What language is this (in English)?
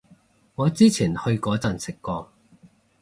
Cantonese